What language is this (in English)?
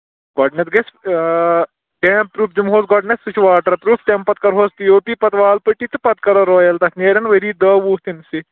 Kashmiri